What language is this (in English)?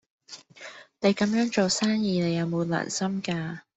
Cantonese